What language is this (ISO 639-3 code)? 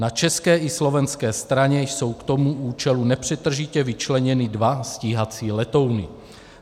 ces